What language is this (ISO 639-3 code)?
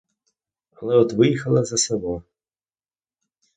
ukr